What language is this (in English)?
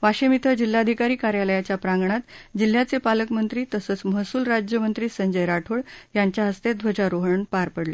Marathi